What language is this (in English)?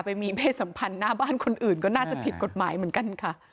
Thai